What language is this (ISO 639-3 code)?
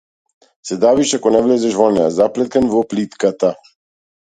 mkd